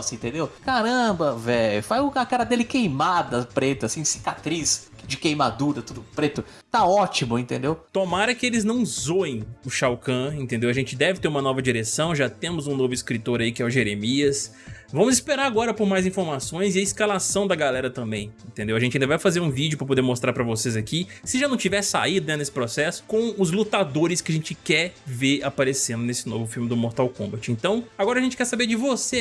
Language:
Portuguese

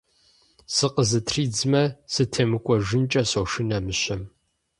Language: Kabardian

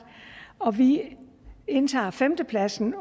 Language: Danish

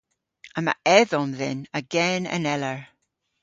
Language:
Cornish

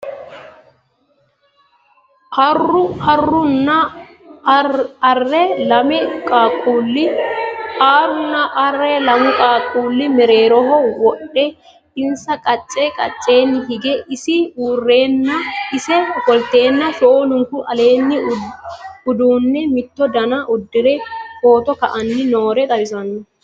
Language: Sidamo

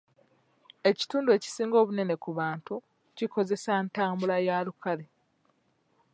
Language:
Ganda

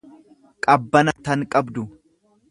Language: Oromo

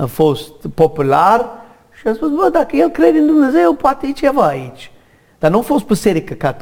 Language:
Romanian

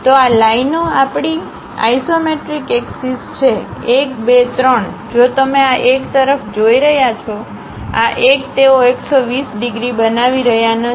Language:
Gujarati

